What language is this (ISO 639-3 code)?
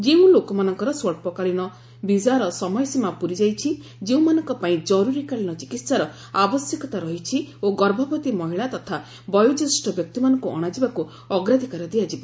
ori